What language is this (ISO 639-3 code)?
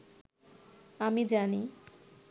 ben